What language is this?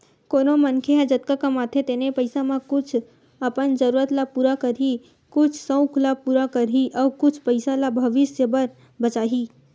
Chhattisgarhi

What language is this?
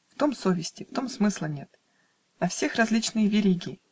Russian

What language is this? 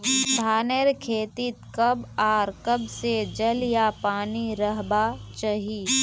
Magahi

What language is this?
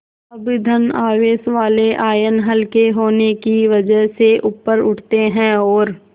Hindi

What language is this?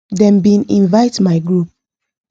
Nigerian Pidgin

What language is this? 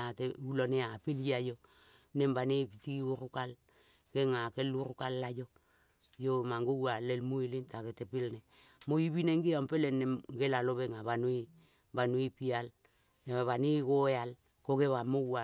Kol (Papua New Guinea)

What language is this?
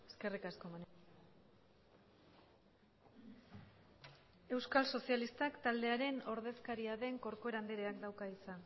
Basque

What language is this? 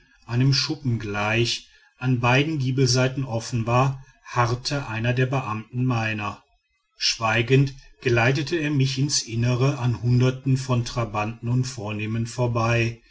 German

